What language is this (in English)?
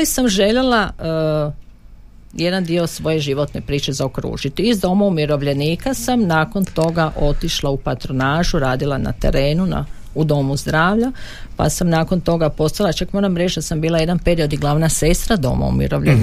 Croatian